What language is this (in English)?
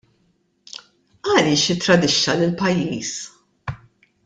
Maltese